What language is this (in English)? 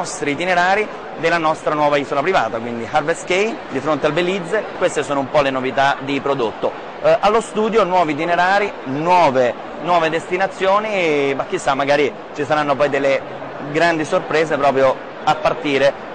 Italian